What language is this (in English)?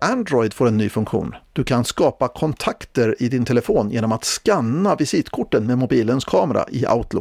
Swedish